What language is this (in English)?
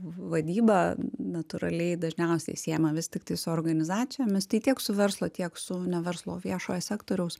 Lithuanian